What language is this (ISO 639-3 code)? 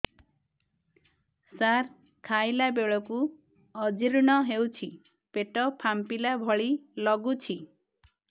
ori